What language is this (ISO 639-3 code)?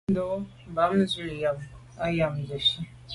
byv